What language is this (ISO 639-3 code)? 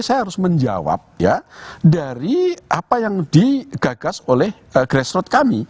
ind